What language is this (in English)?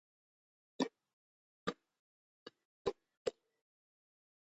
Georgian